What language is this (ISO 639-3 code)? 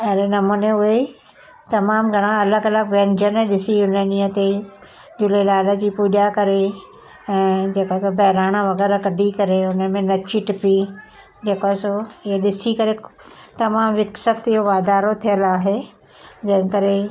snd